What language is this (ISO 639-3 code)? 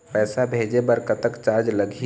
hne